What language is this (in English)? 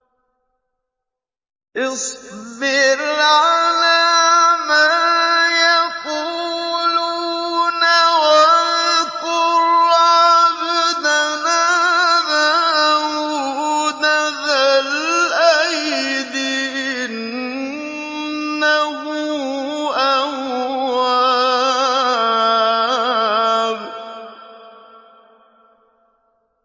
Arabic